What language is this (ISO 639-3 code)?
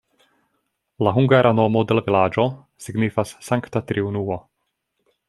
epo